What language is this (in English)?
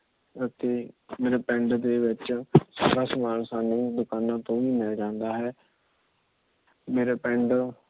Punjabi